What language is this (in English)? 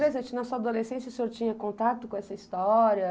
Portuguese